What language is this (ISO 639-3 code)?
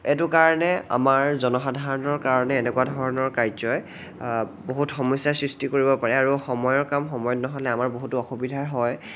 asm